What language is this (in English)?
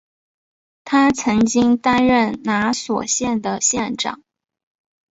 Chinese